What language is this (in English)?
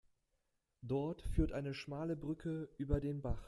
German